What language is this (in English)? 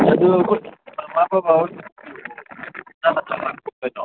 Manipuri